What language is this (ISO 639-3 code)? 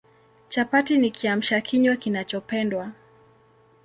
swa